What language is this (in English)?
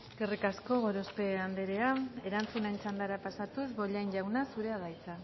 Basque